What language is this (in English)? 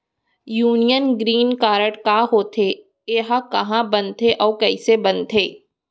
Chhattisgarhi